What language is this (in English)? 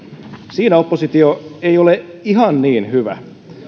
Finnish